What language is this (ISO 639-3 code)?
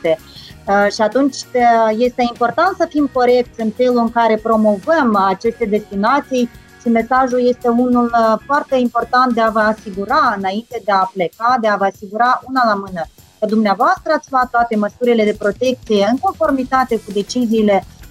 ron